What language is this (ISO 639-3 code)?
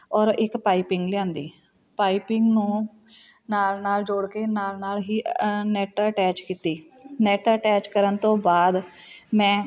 pan